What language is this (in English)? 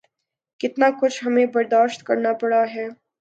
Urdu